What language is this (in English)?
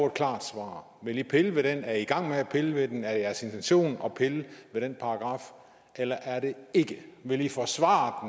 Danish